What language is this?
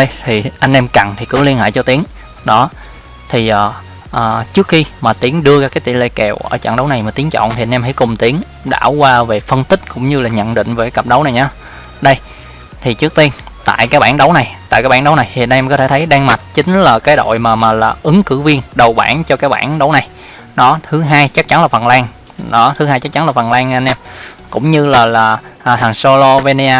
Vietnamese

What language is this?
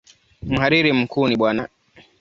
Swahili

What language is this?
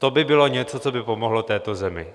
Czech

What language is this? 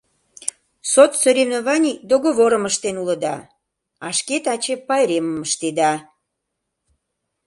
Mari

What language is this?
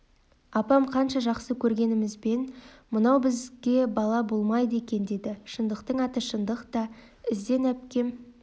Kazakh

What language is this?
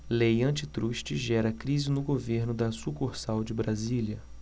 Portuguese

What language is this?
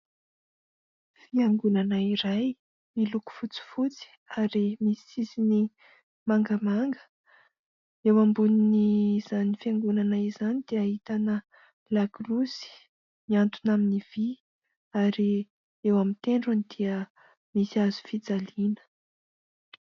Malagasy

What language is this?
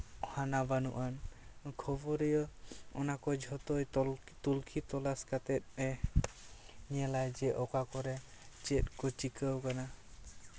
Santali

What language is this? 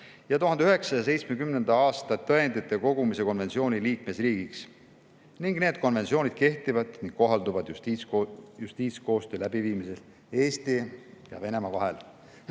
Estonian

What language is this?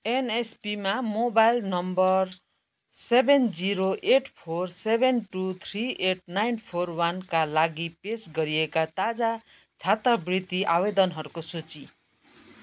Nepali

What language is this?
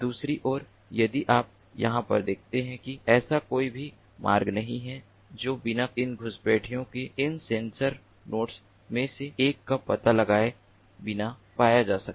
Hindi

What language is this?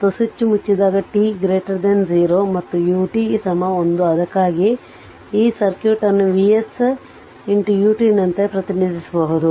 Kannada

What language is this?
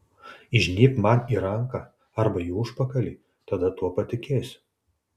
Lithuanian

